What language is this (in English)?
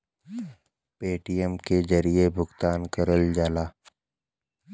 Bhojpuri